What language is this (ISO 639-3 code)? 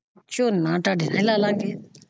pan